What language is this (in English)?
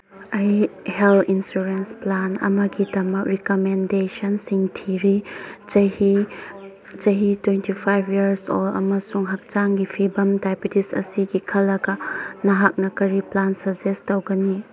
Manipuri